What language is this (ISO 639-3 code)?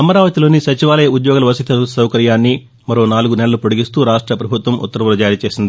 tel